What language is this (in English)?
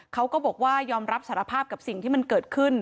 Thai